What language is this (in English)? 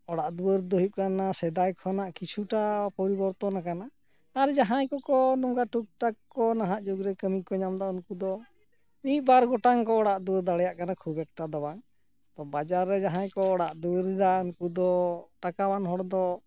Santali